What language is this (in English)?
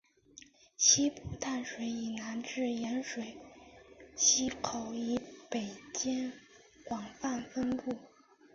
Chinese